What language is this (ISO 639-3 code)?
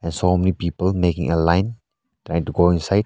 eng